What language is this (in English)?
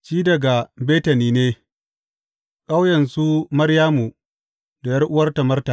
Hausa